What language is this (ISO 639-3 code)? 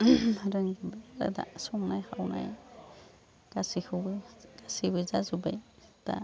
brx